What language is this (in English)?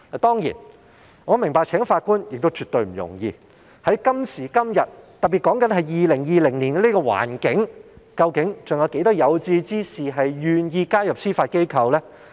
Cantonese